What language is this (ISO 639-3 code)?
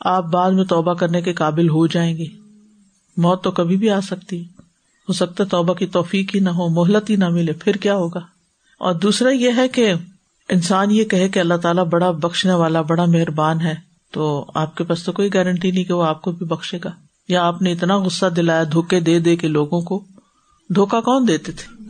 urd